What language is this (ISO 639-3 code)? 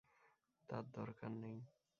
ben